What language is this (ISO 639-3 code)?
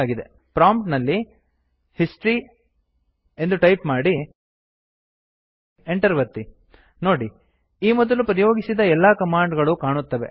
kan